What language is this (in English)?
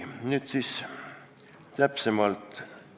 Estonian